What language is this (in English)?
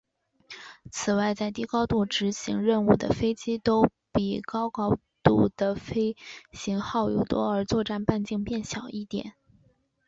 Chinese